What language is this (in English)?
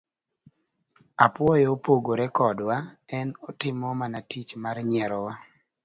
Luo (Kenya and Tanzania)